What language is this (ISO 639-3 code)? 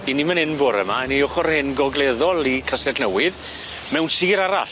cym